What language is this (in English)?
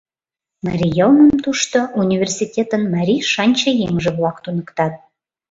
Mari